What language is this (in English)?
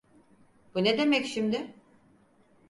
Turkish